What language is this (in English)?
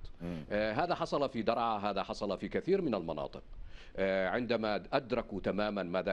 Arabic